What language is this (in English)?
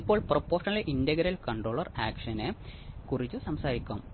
Malayalam